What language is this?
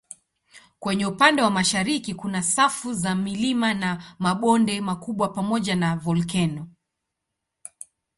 Swahili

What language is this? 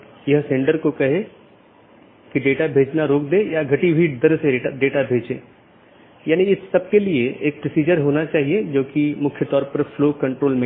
Hindi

